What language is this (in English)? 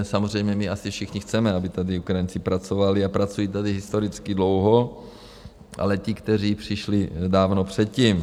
Czech